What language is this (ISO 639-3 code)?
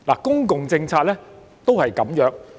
yue